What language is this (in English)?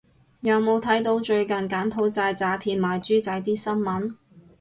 Cantonese